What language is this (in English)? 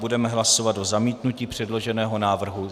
Czech